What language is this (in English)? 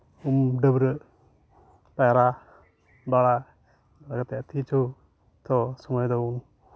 Santali